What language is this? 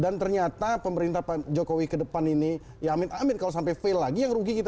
Indonesian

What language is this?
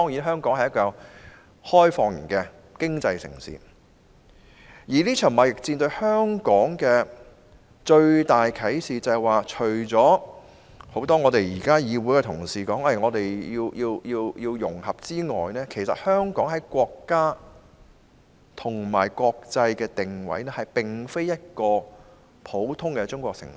Cantonese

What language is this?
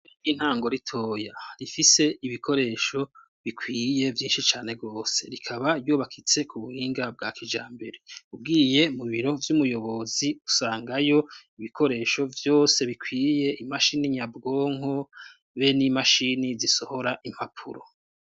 Rundi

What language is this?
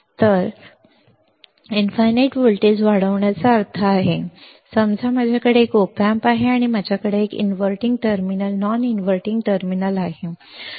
Marathi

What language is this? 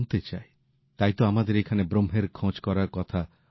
Bangla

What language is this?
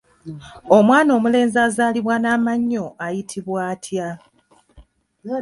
Ganda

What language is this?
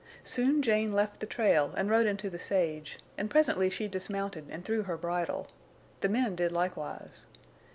English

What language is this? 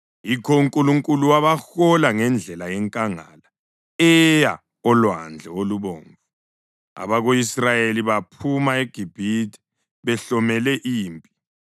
North Ndebele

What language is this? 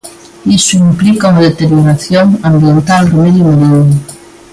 Galician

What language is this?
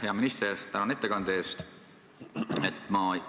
Estonian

